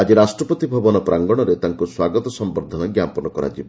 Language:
Odia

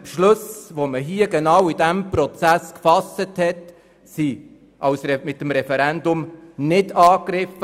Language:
Swiss German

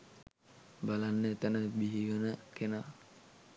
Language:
Sinhala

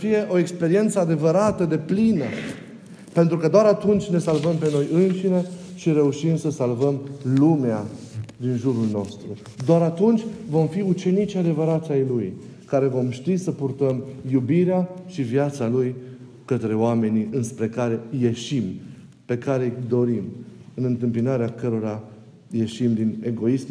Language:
Romanian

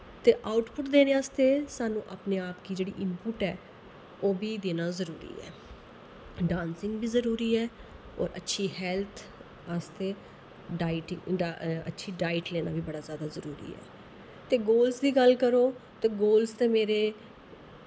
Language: Dogri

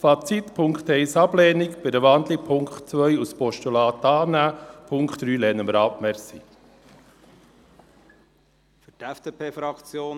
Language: Swiss German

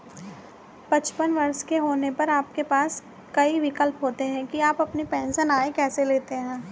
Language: Hindi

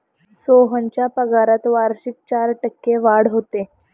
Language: Marathi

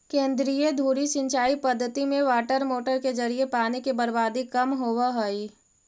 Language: Magahi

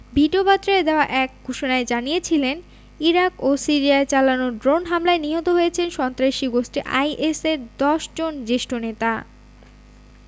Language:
Bangla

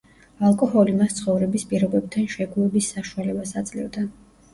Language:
Georgian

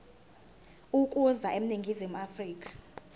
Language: Zulu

